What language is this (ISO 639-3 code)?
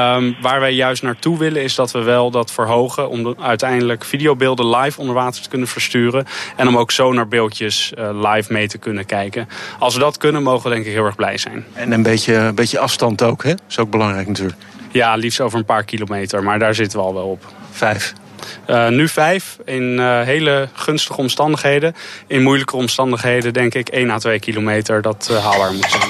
nld